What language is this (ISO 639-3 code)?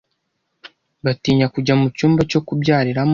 kin